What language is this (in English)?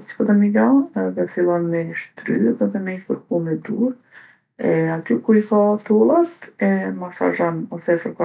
Gheg Albanian